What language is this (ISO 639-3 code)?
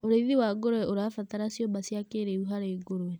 kik